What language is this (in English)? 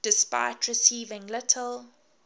English